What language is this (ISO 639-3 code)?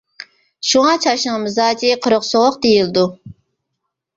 uig